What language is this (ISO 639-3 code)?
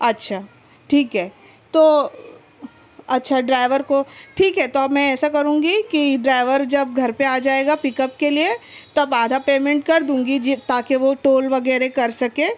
urd